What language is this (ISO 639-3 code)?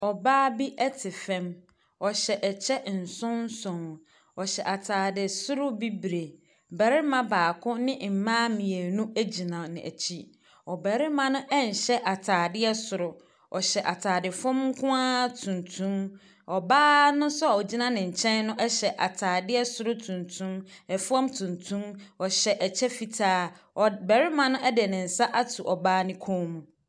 aka